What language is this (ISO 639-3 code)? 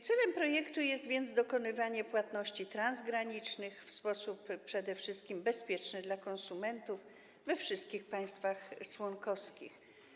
pol